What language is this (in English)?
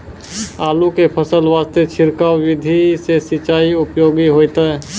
Maithili